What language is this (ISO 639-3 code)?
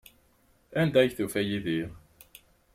kab